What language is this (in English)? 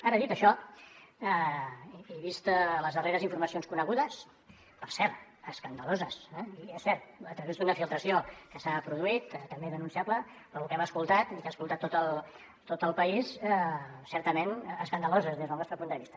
Catalan